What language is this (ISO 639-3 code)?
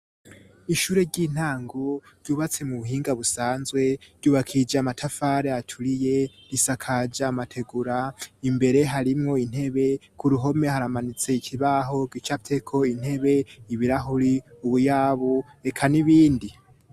run